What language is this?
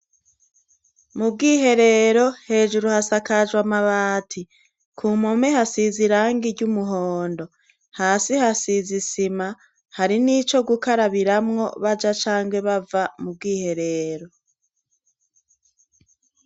Rundi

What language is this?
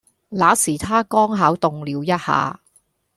Cantonese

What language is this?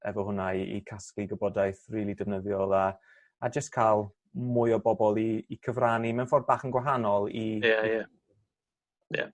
Welsh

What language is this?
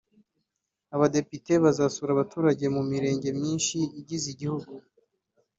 Kinyarwanda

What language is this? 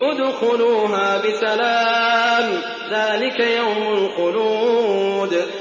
Arabic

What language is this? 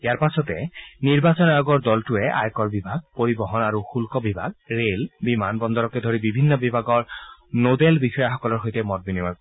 Assamese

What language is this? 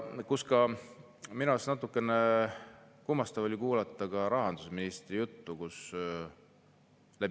Estonian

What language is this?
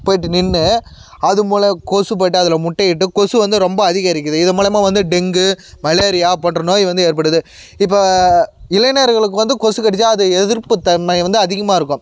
Tamil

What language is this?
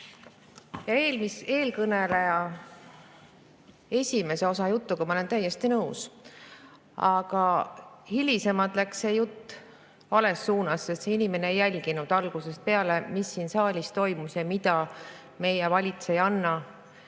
Estonian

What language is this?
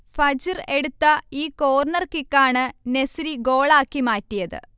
Malayalam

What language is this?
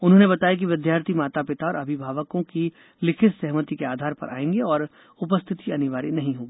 Hindi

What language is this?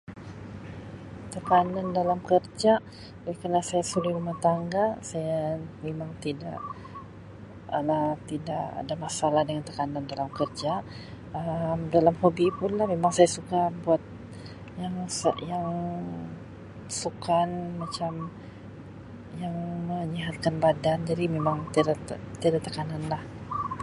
Sabah Malay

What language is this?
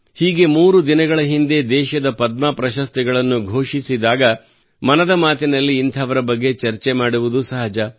Kannada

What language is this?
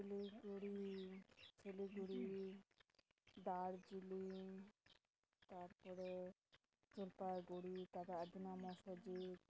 Santali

